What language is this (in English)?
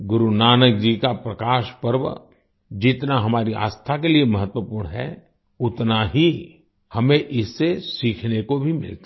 Hindi